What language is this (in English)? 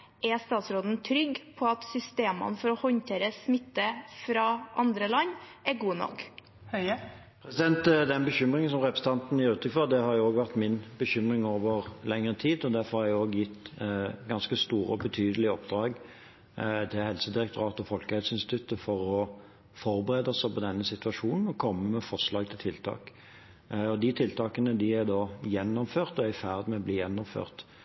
Norwegian Bokmål